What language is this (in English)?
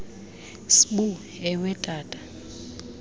Xhosa